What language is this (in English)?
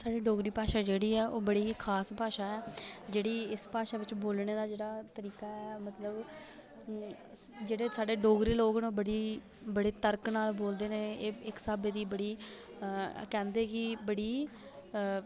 Dogri